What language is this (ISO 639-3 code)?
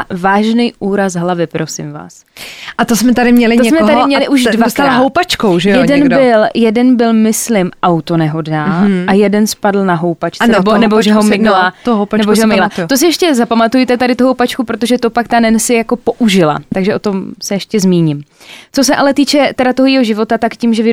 ces